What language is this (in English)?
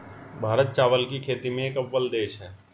Hindi